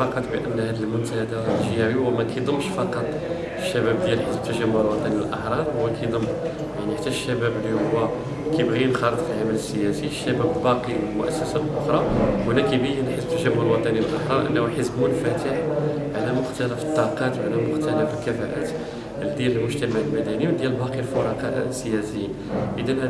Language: Arabic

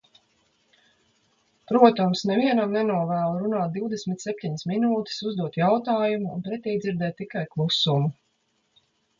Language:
Latvian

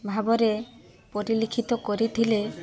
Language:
Odia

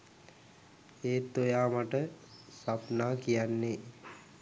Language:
Sinhala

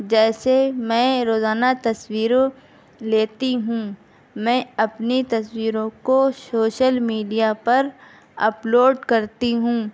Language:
Urdu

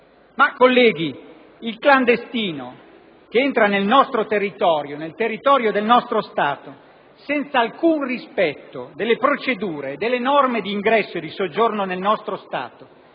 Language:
Italian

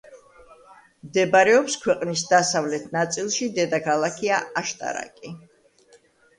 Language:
Georgian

